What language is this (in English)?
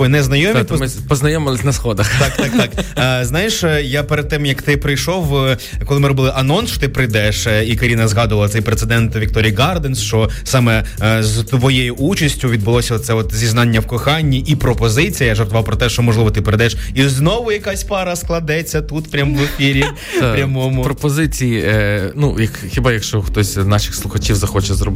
Ukrainian